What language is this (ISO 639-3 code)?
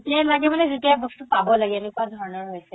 asm